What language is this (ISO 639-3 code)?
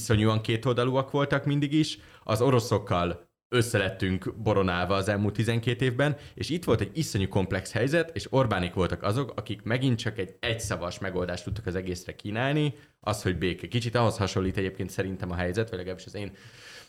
hun